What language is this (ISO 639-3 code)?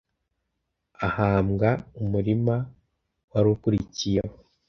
kin